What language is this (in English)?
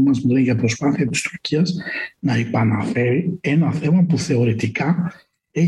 Greek